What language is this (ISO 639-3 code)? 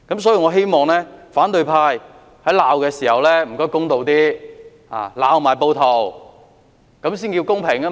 yue